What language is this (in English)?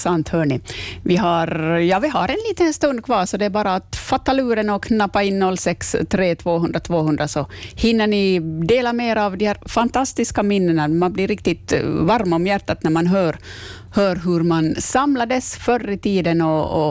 Swedish